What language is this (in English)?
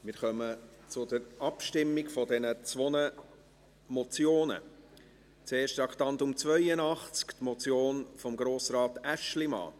Swiss German